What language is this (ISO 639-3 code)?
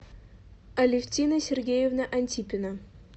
rus